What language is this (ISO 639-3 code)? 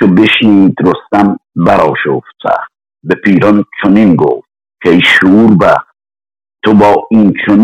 fas